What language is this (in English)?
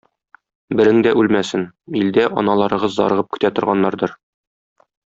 Tatar